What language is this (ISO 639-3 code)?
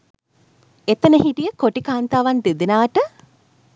sin